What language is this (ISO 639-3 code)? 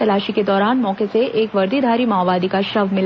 hin